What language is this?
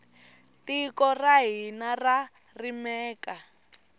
Tsonga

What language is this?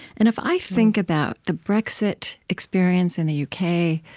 English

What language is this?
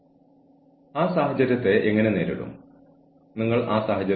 Malayalam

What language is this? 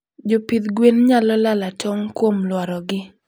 Luo (Kenya and Tanzania)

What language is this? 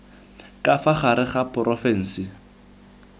Tswana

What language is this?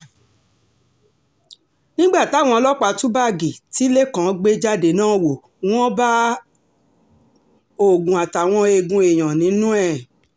Yoruba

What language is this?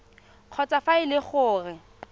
Tswana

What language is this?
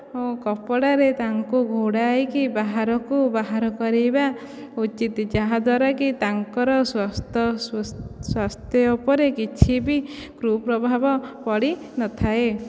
Odia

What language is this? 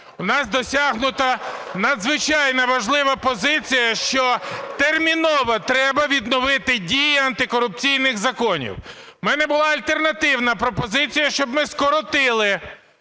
Ukrainian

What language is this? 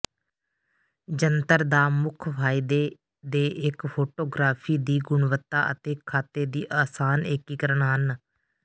Punjabi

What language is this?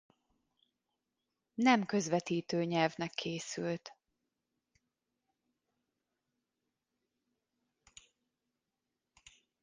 Hungarian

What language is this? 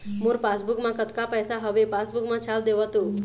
Chhattisgarhi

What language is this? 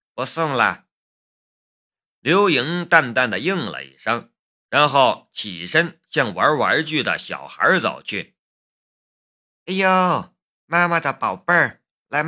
Chinese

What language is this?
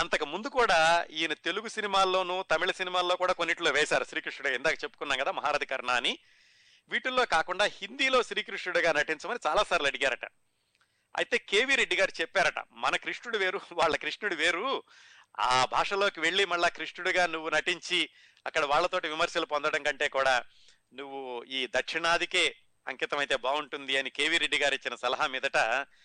Telugu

